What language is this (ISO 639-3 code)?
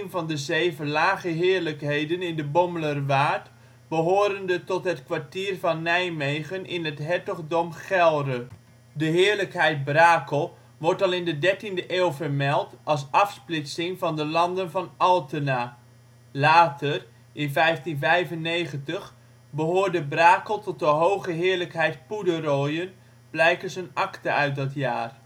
nld